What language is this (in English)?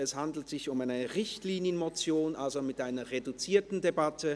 Swiss German